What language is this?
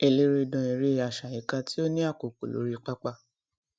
Yoruba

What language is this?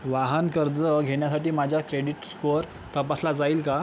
Marathi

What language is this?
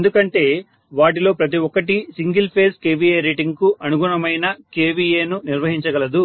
Telugu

